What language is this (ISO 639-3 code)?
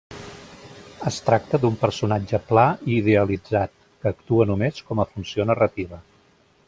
cat